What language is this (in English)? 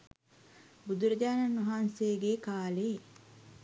Sinhala